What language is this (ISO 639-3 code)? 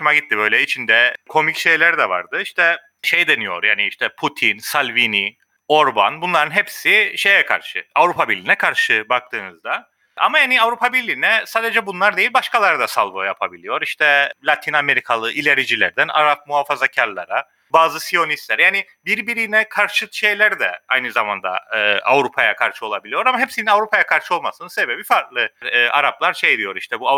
tur